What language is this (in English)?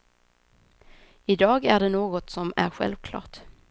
Swedish